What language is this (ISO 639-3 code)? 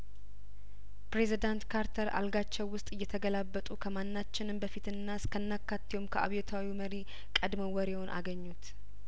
amh